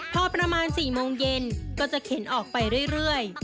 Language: Thai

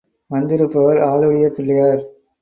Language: Tamil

